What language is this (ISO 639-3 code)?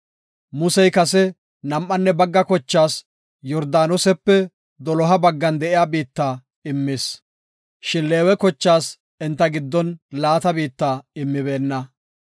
gof